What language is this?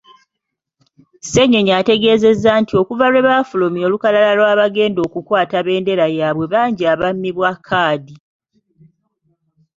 Ganda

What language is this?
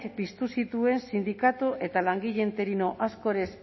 Basque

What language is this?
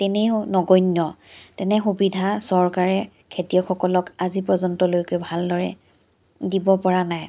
Assamese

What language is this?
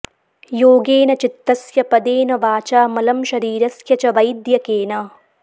Sanskrit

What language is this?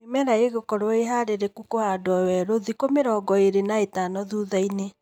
Kikuyu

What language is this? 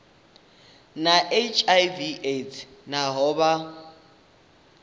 Venda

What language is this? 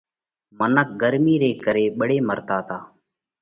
Parkari Koli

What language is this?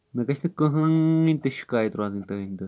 Kashmiri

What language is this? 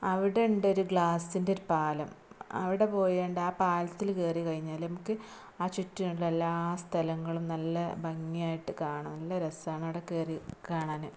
Malayalam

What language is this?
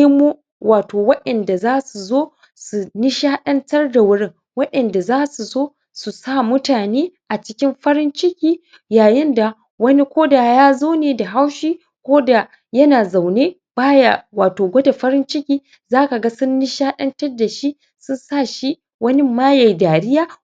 Hausa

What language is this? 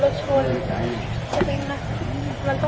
Thai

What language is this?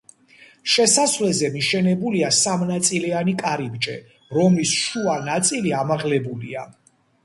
Georgian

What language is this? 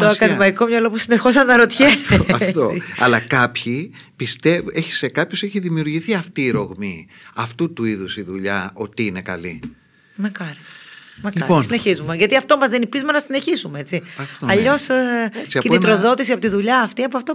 Greek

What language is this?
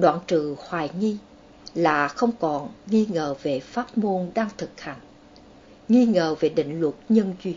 Vietnamese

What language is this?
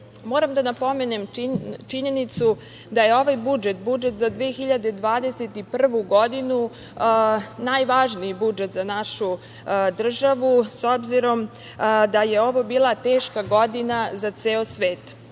Serbian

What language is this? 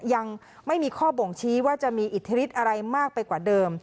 Thai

